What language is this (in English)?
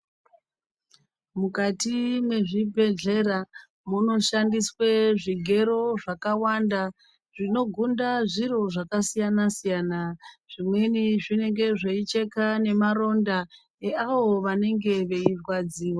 Ndau